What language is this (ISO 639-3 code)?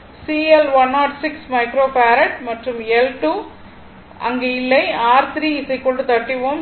tam